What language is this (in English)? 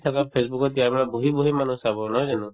Assamese